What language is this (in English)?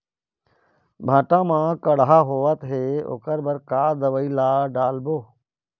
Chhattisgarhi